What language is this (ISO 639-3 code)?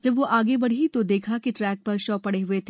hin